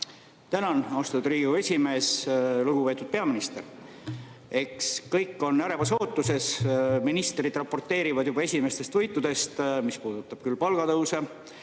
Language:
Estonian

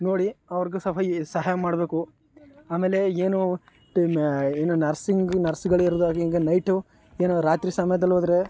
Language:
Kannada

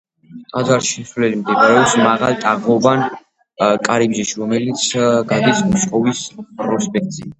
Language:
Georgian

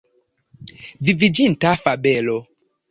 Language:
Esperanto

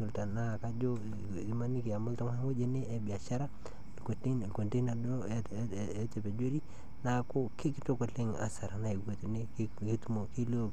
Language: Masai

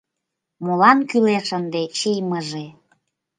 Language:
Mari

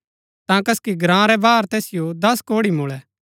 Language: Gaddi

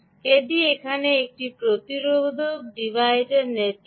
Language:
Bangla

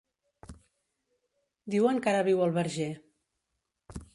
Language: Catalan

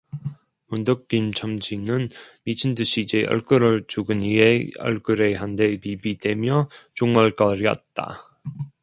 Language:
Korean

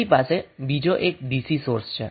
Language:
Gujarati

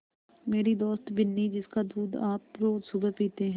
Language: Hindi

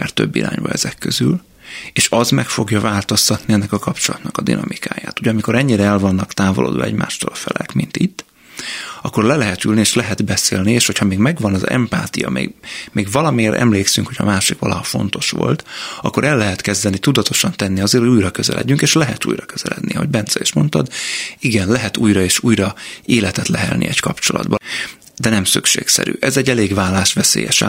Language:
Hungarian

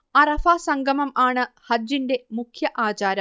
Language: Malayalam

